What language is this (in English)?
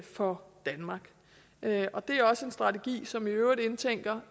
Danish